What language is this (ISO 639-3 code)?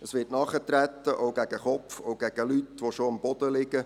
gsw